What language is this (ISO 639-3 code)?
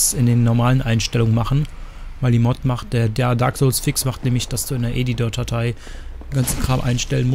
deu